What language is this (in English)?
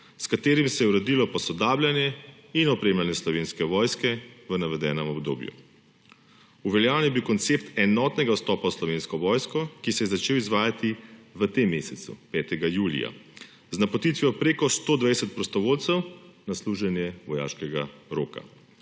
Slovenian